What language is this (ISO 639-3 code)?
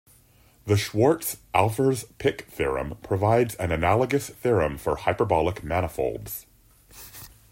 eng